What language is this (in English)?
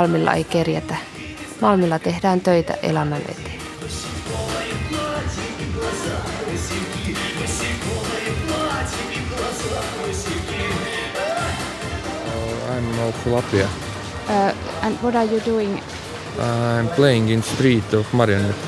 Finnish